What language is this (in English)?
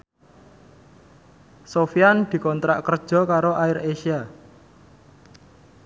Javanese